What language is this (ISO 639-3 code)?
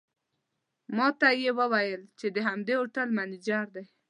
pus